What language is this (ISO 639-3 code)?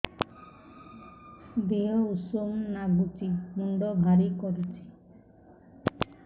ori